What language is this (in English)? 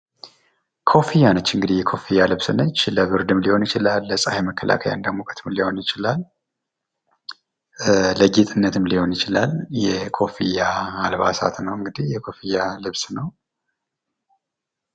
Amharic